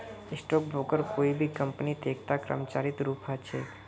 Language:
Magahi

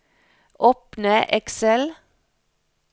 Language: Norwegian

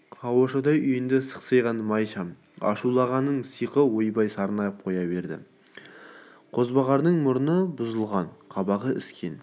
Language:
Kazakh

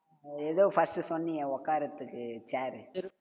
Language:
Tamil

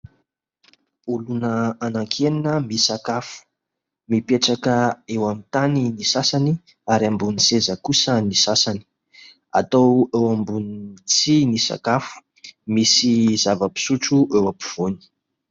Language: Malagasy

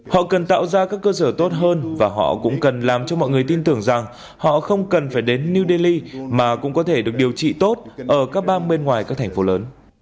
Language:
Vietnamese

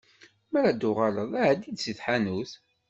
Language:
Kabyle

